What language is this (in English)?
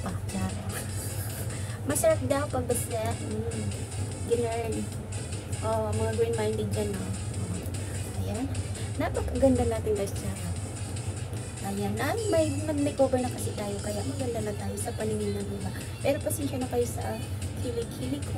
Filipino